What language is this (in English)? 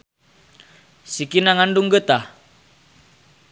Sundanese